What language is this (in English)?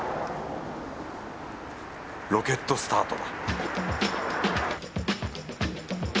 Japanese